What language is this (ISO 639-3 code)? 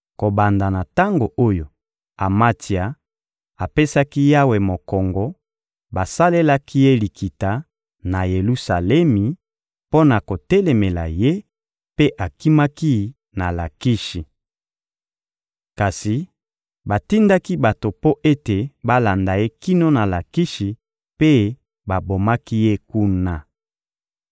lin